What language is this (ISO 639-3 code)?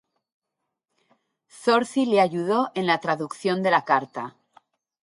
spa